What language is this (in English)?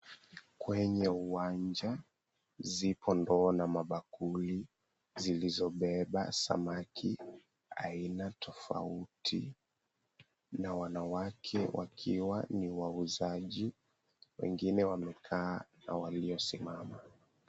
Swahili